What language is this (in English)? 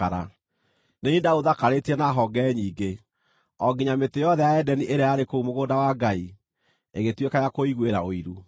Kikuyu